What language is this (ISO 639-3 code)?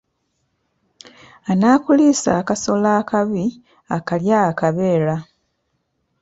lug